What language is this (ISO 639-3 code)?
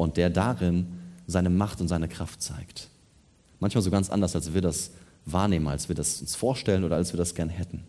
deu